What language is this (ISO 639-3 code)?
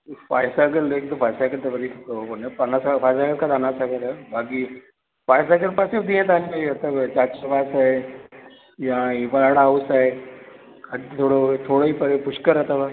snd